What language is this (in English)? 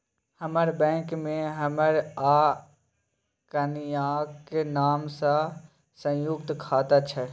Maithili